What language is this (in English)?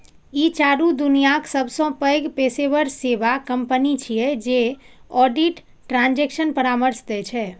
Maithili